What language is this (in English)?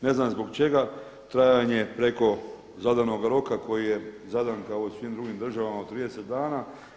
Croatian